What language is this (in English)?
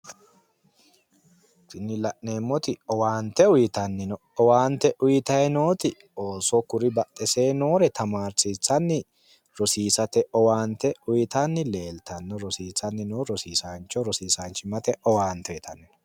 Sidamo